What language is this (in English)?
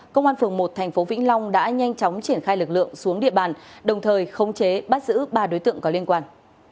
Vietnamese